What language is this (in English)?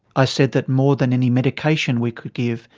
English